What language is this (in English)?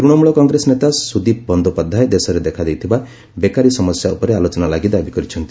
Odia